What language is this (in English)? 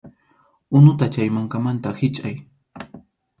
Arequipa-La Unión Quechua